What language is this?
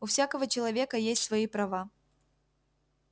Russian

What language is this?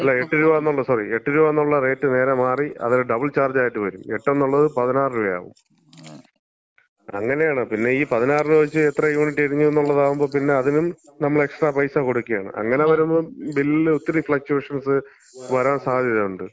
Malayalam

